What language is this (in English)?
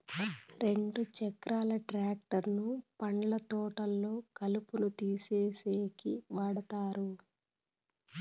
Telugu